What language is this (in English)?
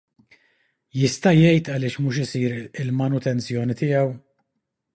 Maltese